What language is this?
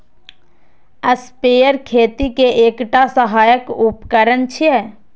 Maithili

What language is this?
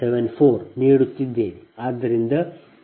Kannada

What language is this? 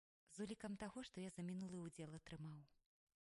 Belarusian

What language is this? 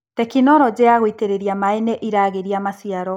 Kikuyu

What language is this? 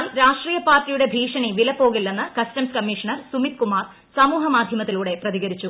Malayalam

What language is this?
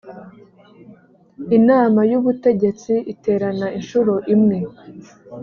Kinyarwanda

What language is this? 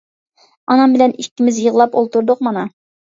Uyghur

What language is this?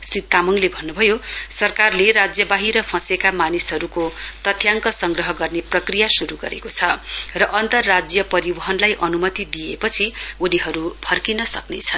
Nepali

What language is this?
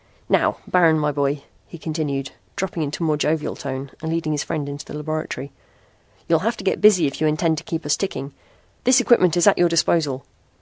English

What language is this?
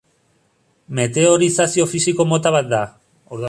Basque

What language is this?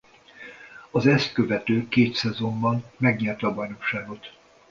Hungarian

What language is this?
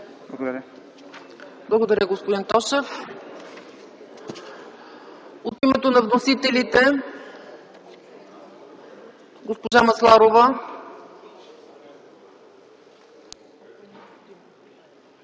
Bulgarian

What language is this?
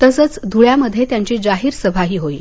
Marathi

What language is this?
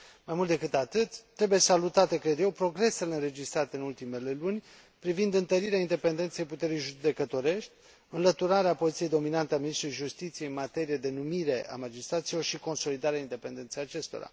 Romanian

